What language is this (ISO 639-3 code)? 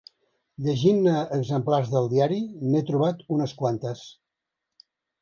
cat